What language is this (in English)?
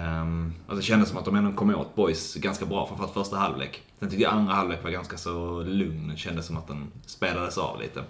Swedish